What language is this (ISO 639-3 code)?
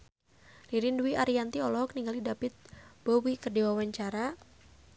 sun